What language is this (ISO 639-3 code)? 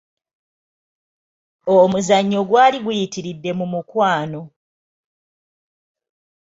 lug